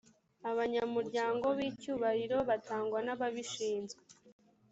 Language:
Kinyarwanda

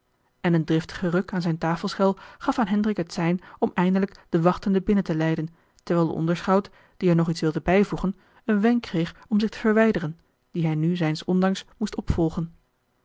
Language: Dutch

